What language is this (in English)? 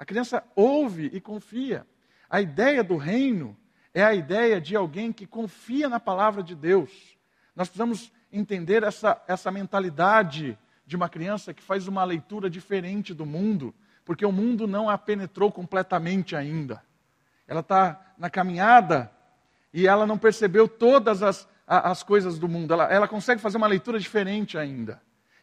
Portuguese